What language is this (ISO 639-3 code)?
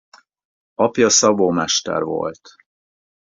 hun